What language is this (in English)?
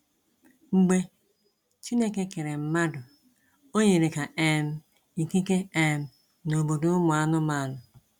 Igbo